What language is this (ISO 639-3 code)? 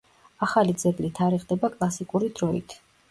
kat